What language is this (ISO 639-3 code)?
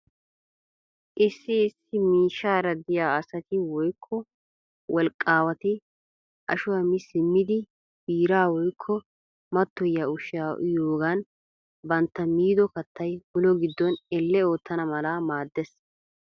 wal